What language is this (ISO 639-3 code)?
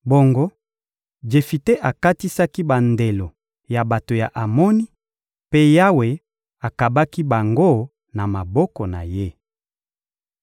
lin